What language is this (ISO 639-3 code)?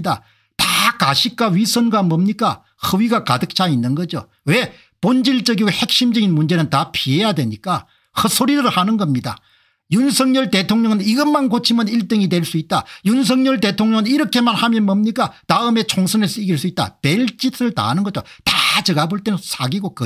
kor